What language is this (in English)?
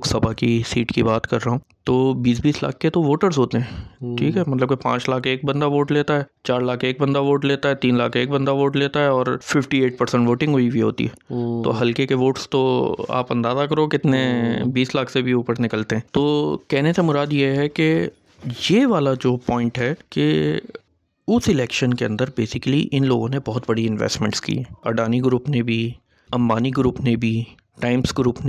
Urdu